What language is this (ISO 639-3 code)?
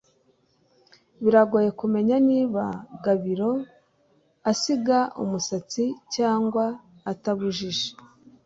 kin